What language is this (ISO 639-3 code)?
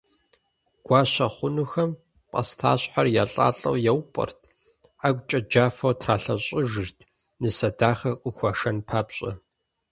kbd